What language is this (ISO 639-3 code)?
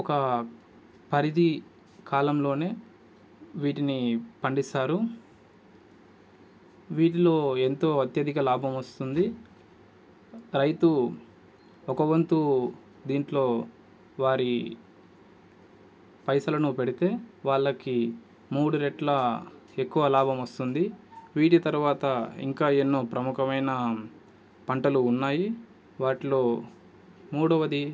tel